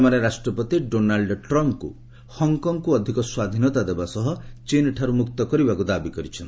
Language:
Odia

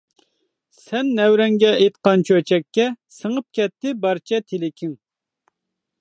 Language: Uyghur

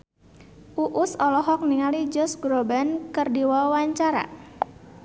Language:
Sundanese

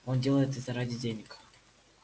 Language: Russian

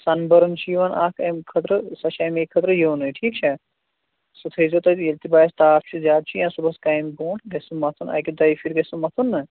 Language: Kashmiri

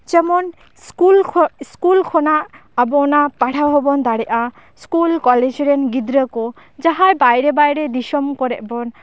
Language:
Santali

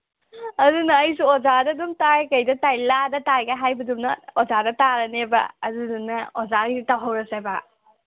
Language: Manipuri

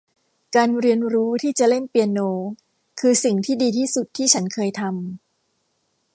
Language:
Thai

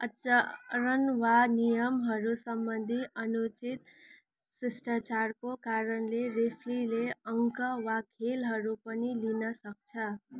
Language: Nepali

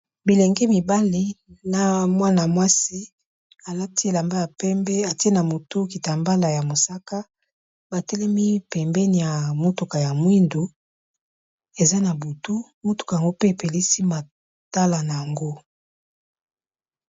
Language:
Lingala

